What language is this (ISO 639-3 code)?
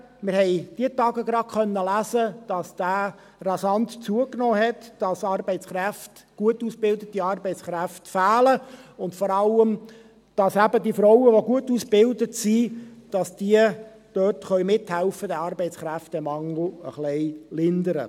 gsw